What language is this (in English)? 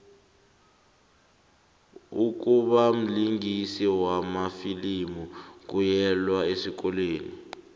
South Ndebele